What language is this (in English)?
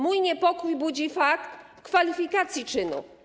Polish